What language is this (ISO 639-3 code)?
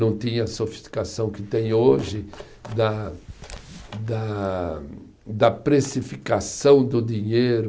por